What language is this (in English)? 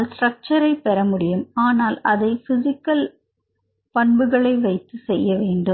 Tamil